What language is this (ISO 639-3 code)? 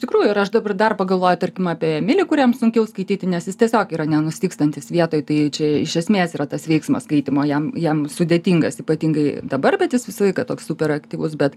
lit